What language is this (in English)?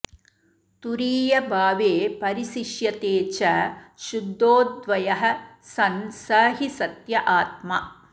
Sanskrit